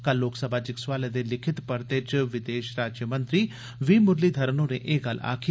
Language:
Dogri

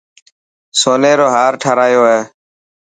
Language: Dhatki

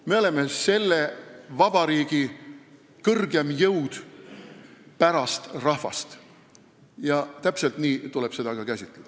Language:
Estonian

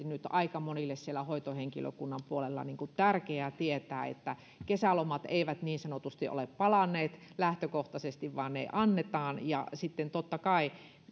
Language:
Finnish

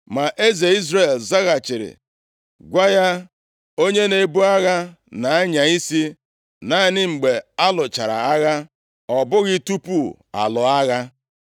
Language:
Igbo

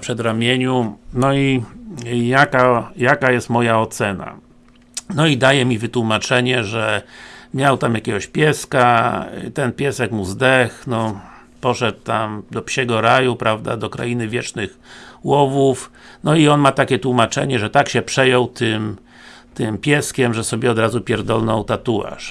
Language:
Polish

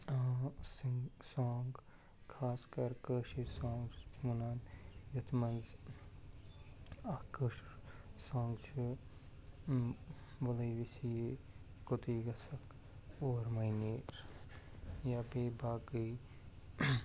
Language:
Kashmiri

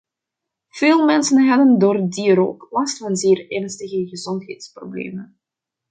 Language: Dutch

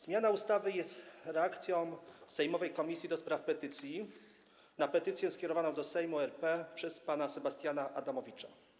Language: Polish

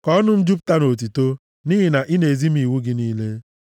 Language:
Igbo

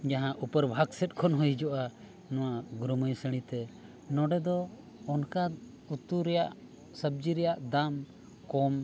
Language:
Santali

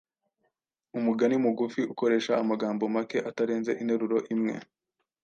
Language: Kinyarwanda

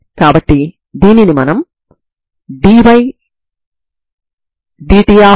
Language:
Telugu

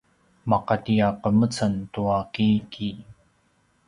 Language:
Paiwan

